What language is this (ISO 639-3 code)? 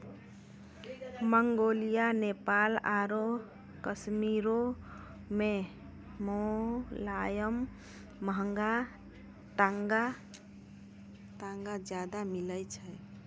mai